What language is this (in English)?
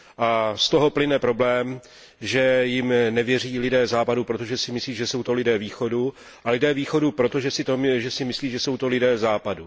Czech